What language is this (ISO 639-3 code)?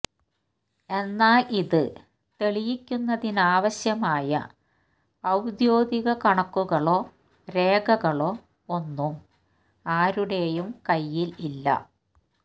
mal